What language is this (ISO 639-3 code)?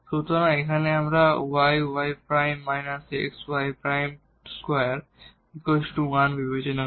ben